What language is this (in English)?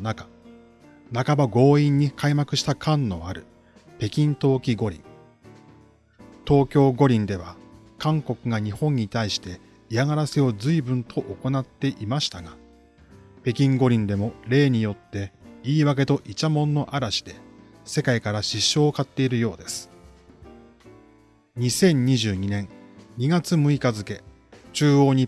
Japanese